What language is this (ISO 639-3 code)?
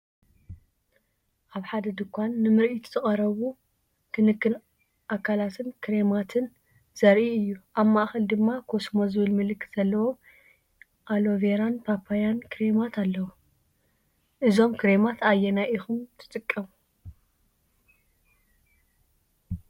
tir